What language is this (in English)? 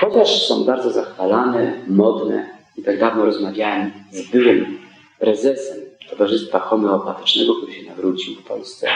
Polish